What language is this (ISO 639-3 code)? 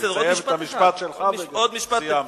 heb